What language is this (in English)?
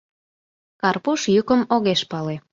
Mari